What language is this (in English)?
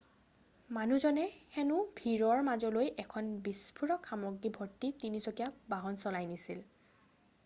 Assamese